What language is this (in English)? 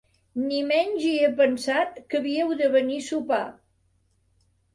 Catalan